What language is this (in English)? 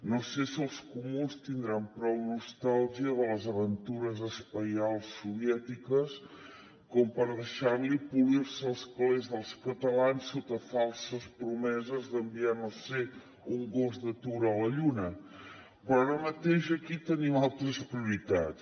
Catalan